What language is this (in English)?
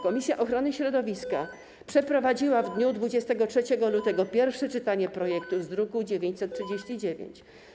Polish